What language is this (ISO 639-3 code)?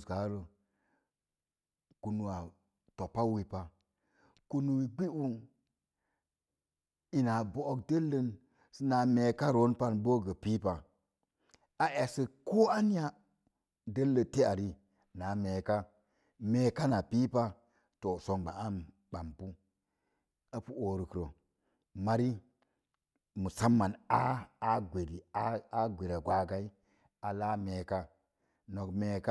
ver